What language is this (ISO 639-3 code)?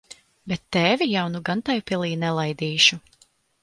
lav